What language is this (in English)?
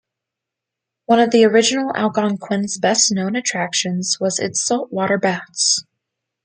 English